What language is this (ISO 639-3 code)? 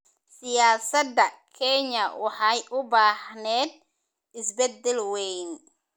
som